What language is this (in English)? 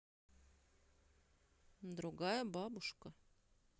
Russian